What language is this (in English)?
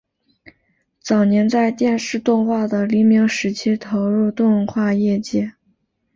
Chinese